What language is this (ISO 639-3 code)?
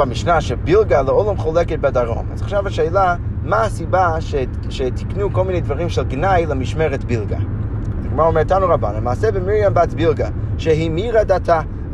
heb